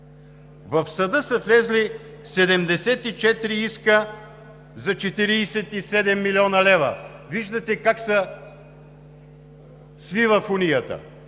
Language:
Bulgarian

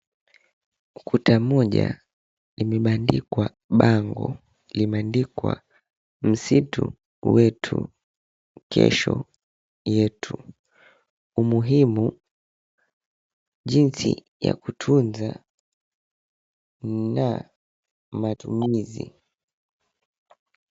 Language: Swahili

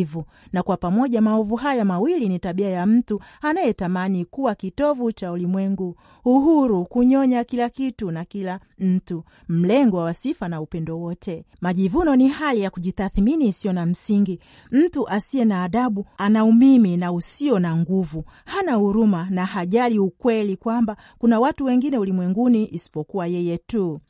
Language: Swahili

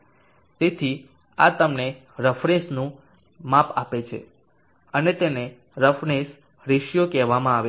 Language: Gujarati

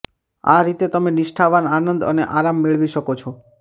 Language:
Gujarati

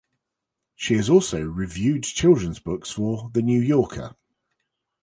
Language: English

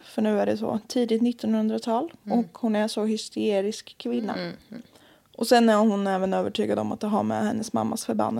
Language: Swedish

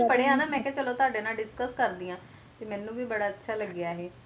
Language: Punjabi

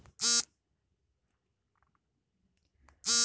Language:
Kannada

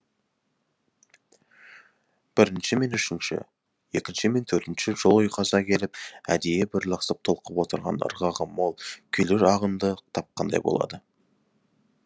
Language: Kazakh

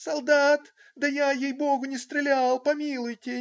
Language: Russian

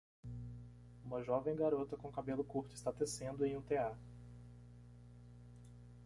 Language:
Portuguese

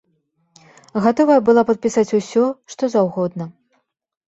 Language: Belarusian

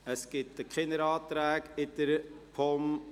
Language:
Swiss German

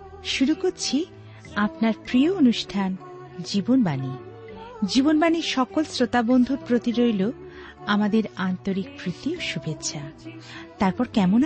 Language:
Bangla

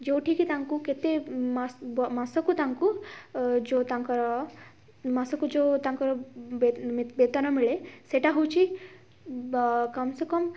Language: Odia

